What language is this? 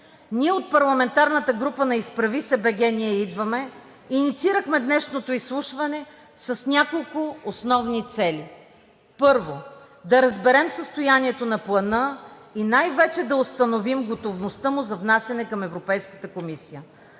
Bulgarian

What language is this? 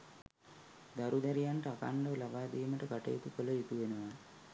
Sinhala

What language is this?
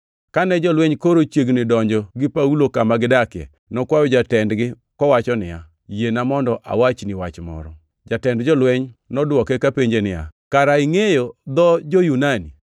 Luo (Kenya and Tanzania)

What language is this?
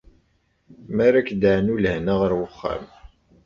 Kabyle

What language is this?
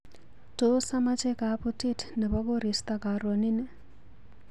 Kalenjin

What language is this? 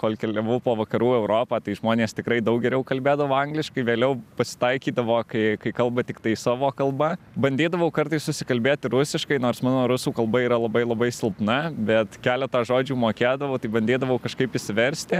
Lithuanian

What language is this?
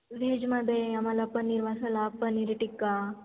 Marathi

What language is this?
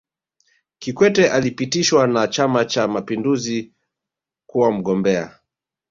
Swahili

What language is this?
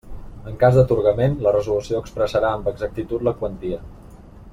Catalan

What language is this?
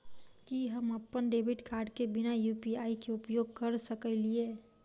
Maithili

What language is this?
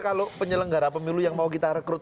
Indonesian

